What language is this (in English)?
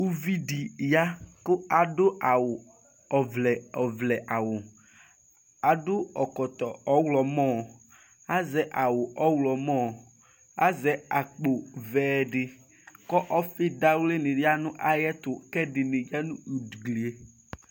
Ikposo